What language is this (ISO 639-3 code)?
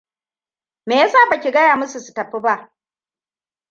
hau